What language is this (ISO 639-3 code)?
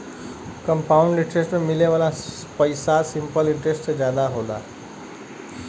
bho